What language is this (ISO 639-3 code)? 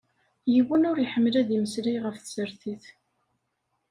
kab